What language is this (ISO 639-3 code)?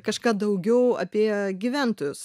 lit